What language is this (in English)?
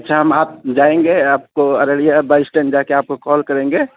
Urdu